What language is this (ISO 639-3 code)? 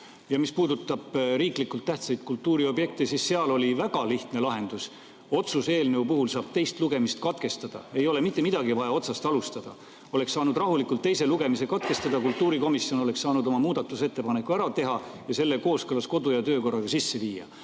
est